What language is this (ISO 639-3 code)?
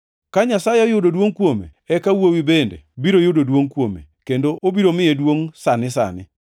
luo